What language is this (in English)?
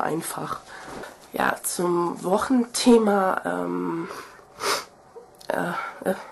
German